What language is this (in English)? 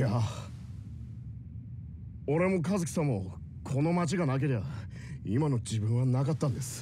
Japanese